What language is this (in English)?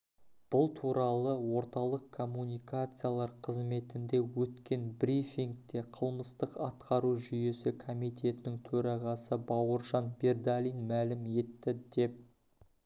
Kazakh